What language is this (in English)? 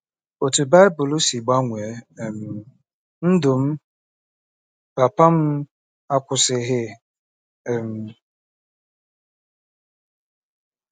Igbo